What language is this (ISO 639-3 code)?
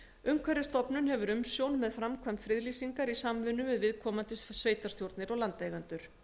isl